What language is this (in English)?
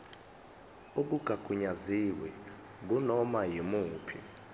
Zulu